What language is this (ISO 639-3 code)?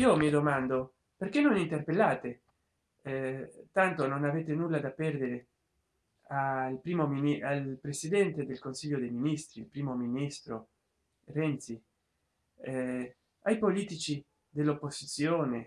ita